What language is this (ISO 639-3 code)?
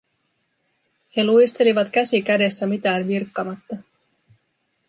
fin